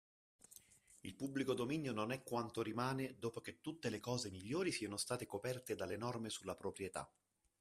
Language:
Italian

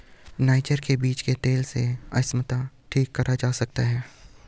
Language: Hindi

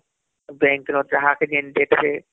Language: Odia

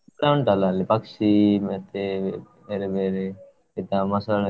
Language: Kannada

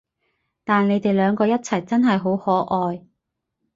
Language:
Cantonese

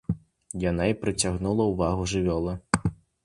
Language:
Belarusian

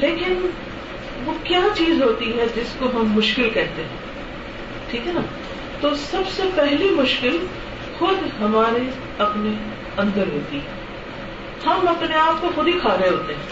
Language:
Urdu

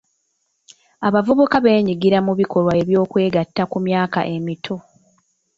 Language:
Ganda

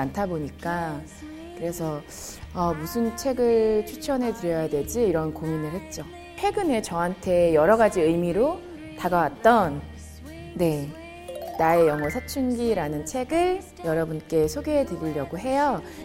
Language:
Korean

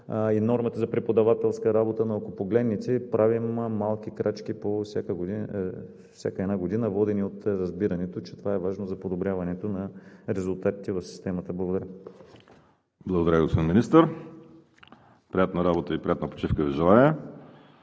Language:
Bulgarian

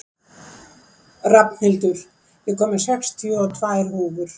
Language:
Icelandic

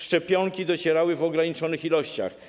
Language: Polish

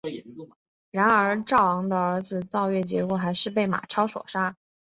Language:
Chinese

